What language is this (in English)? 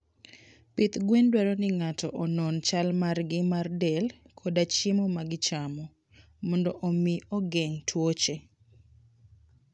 Luo (Kenya and Tanzania)